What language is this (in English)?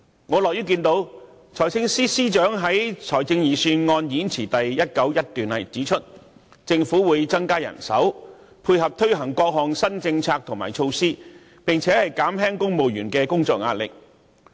Cantonese